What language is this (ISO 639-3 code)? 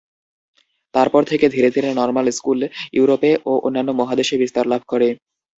ben